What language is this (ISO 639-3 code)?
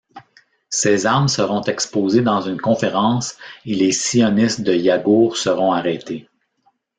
fra